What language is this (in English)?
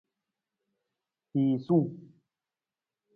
Nawdm